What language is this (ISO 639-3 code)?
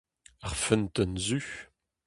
bre